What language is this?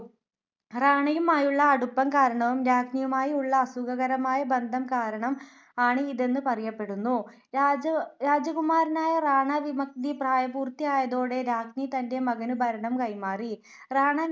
Malayalam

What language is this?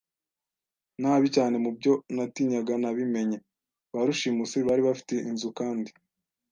Kinyarwanda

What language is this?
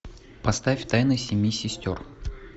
Russian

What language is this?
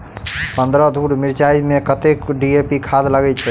Maithili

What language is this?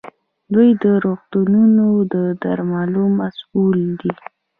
Pashto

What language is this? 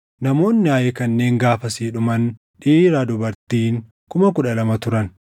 Oromo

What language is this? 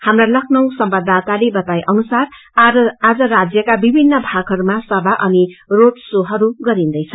Nepali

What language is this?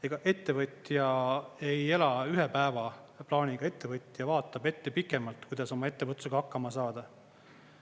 Estonian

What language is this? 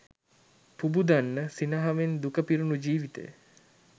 Sinhala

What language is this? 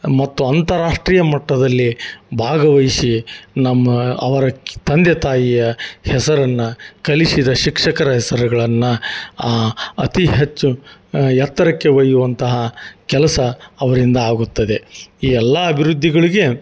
Kannada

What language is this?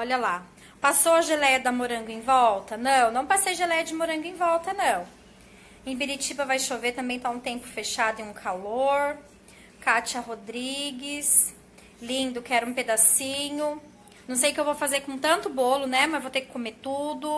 Portuguese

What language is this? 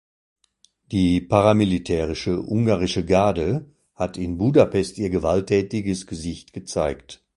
German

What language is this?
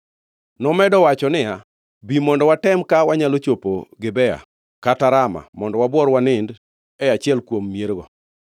Luo (Kenya and Tanzania)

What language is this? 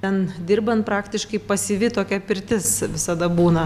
Lithuanian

